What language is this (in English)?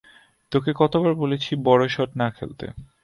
Bangla